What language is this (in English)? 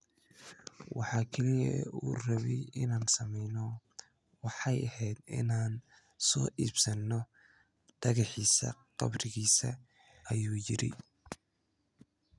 Somali